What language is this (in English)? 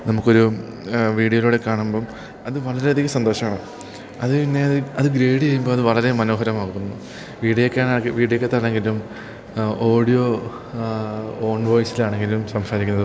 Malayalam